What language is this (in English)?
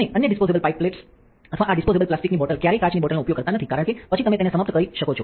Gujarati